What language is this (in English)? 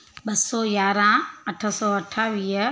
Sindhi